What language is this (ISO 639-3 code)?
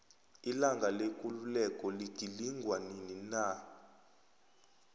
nbl